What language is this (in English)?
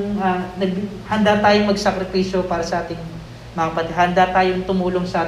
Filipino